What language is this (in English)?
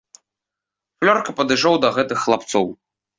Belarusian